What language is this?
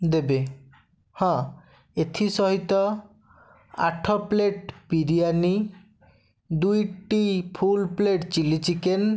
Odia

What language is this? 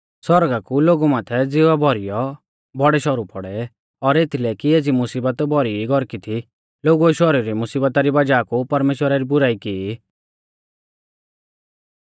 Mahasu Pahari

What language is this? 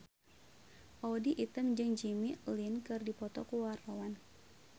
Sundanese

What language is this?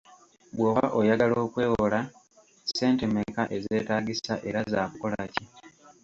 Ganda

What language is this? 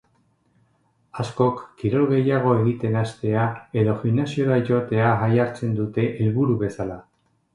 Basque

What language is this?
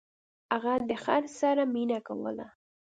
Pashto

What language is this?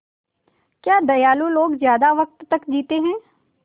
Hindi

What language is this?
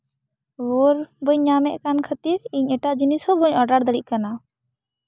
Santali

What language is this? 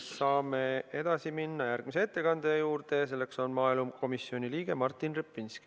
Estonian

